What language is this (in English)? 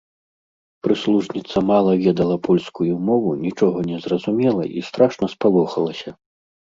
Belarusian